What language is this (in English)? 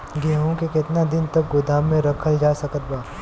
Bhojpuri